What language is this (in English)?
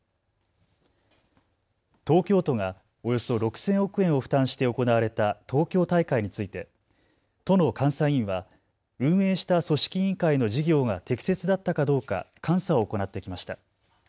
Japanese